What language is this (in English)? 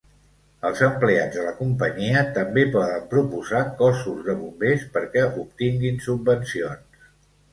Catalan